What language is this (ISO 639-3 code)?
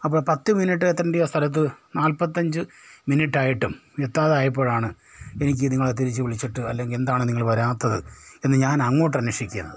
mal